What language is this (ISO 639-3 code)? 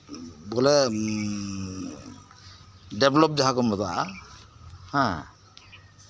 sat